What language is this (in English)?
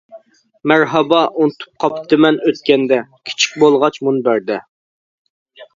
Uyghur